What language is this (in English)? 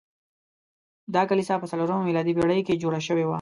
Pashto